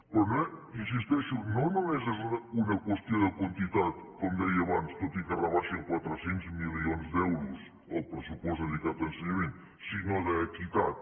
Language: Catalan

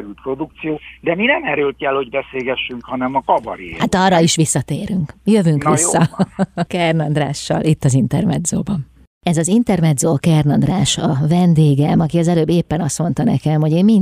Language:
Hungarian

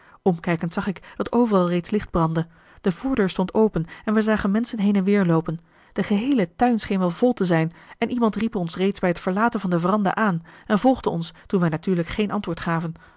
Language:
Dutch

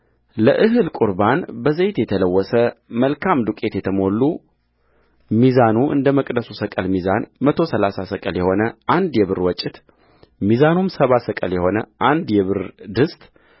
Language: Amharic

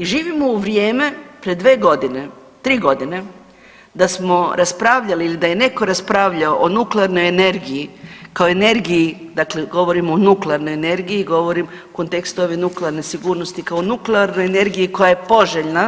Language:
Croatian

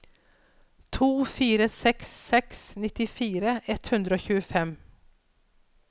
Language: Norwegian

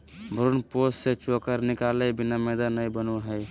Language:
Magahi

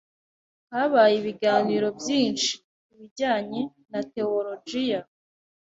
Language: Kinyarwanda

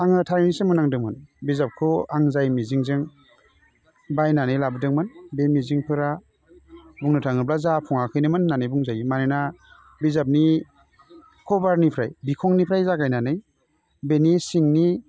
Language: Bodo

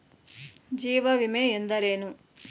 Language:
Kannada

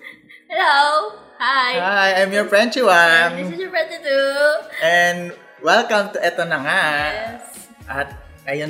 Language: Filipino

